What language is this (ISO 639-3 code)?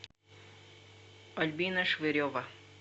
rus